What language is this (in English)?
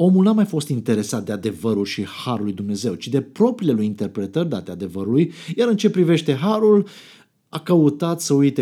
Romanian